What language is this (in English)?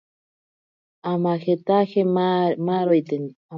Ashéninka Perené